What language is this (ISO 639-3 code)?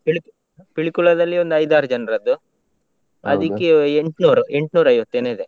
kan